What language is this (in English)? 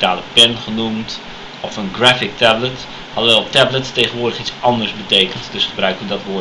Dutch